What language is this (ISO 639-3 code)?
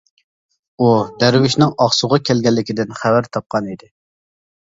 uig